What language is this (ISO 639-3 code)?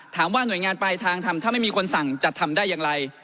tha